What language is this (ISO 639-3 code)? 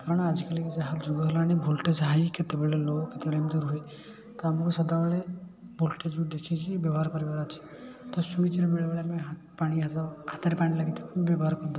ori